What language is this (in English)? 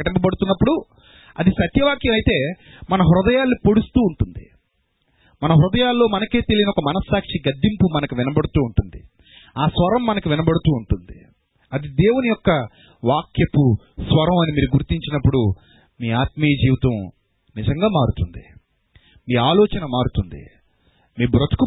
Telugu